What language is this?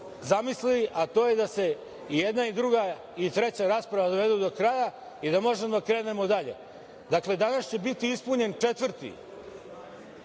Serbian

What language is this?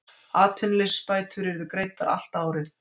Icelandic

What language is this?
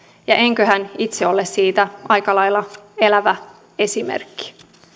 Finnish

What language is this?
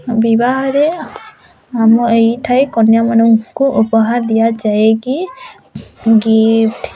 Odia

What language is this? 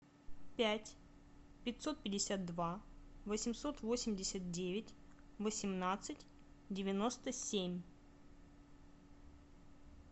Russian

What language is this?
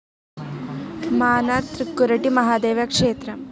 Malayalam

